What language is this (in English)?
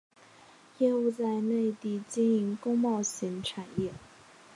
Chinese